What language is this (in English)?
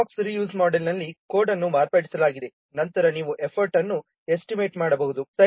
Kannada